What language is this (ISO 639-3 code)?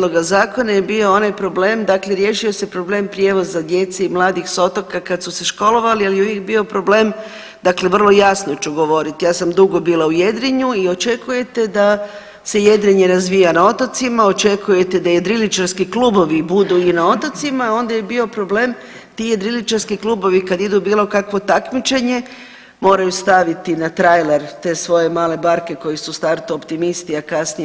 hrv